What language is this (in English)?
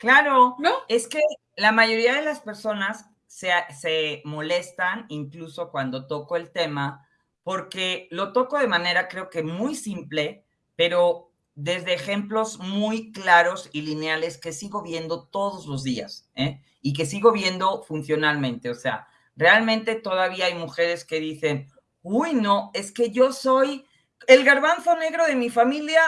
Spanish